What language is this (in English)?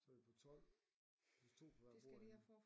Danish